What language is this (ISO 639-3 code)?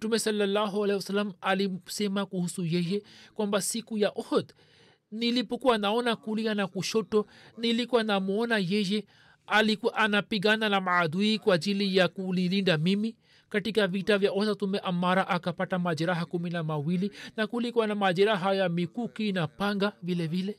swa